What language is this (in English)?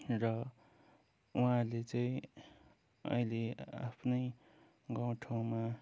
Nepali